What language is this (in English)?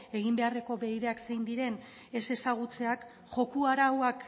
Basque